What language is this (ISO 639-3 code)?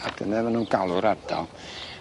cym